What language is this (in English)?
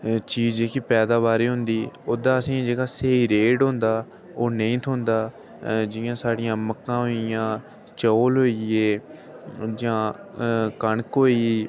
Dogri